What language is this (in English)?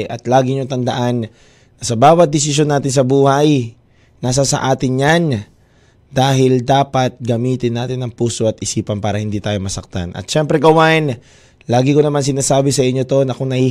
Filipino